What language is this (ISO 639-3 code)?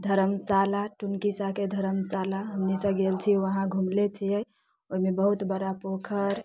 mai